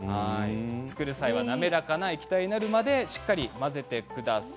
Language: Japanese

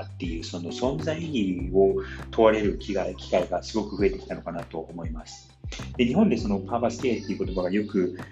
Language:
Japanese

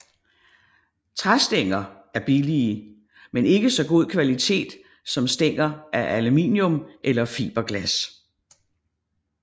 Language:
Danish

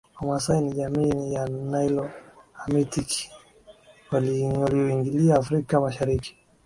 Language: Swahili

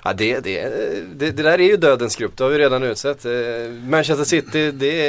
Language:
Swedish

